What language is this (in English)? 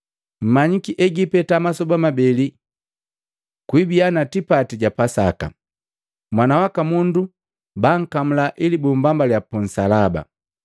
Matengo